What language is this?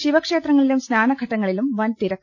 Malayalam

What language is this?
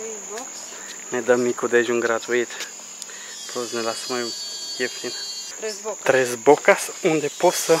Romanian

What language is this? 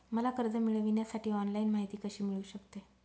Marathi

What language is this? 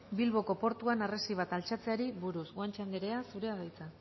Basque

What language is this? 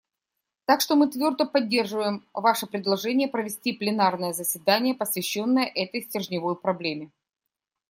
Russian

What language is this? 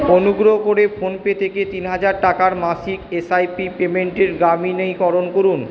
Bangla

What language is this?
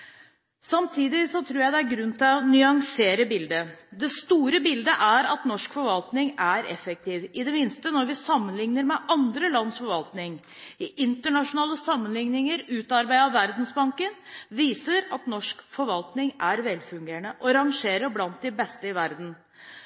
Norwegian Bokmål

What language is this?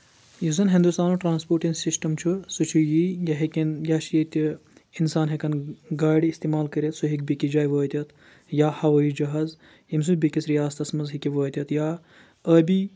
Kashmiri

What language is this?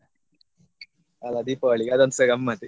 Kannada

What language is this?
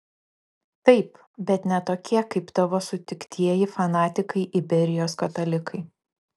Lithuanian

